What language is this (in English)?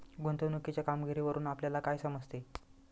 Marathi